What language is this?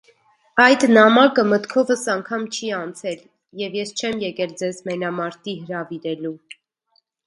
Armenian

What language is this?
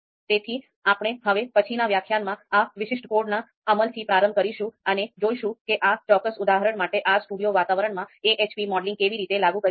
Gujarati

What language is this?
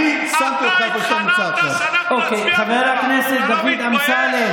Hebrew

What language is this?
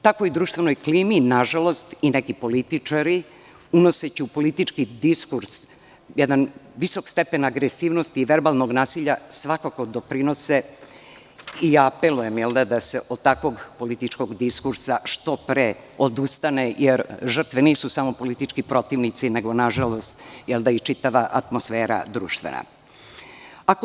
Serbian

